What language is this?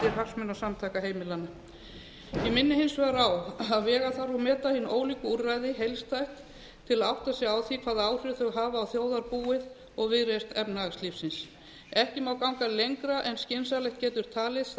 Icelandic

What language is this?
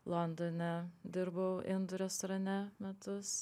Lithuanian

